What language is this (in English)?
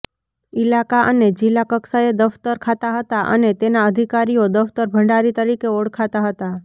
Gujarati